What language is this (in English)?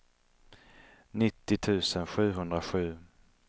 Swedish